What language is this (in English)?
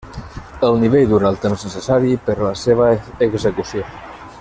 Catalan